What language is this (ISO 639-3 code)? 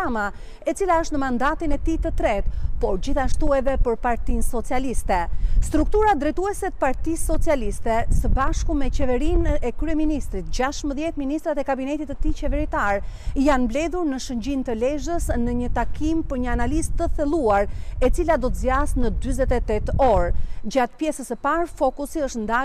ron